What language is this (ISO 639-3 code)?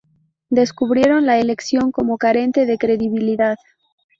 spa